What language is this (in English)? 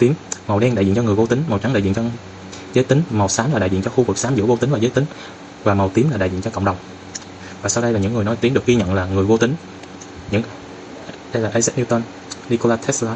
Vietnamese